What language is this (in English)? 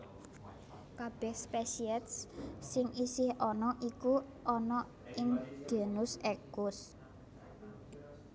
Javanese